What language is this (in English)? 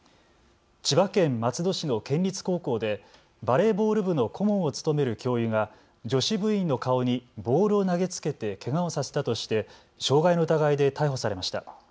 Japanese